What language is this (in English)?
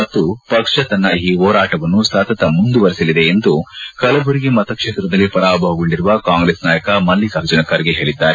Kannada